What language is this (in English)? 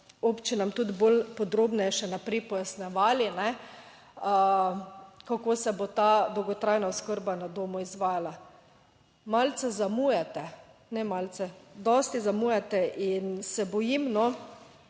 Slovenian